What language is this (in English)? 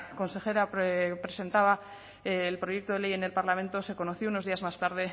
Spanish